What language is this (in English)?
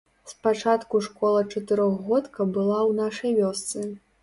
Belarusian